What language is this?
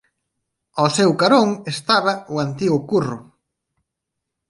Galician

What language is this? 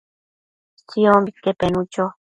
Matsés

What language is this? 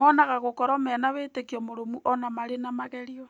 Kikuyu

